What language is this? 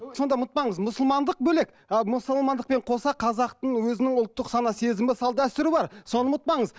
Kazakh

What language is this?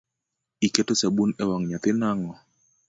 Luo (Kenya and Tanzania)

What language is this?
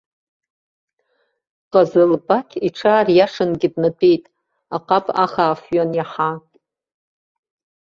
Abkhazian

